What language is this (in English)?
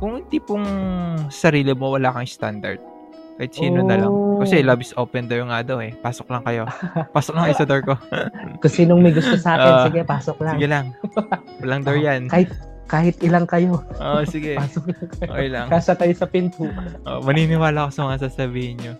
Filipino